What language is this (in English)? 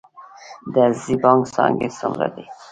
Pashto